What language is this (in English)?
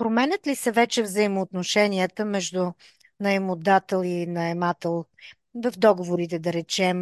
Bulgarian